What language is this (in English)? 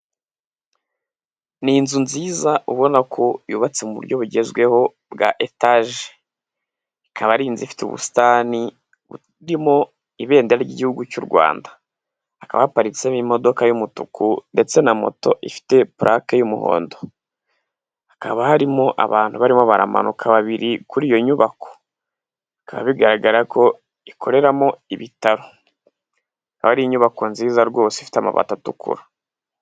Kinyarwanda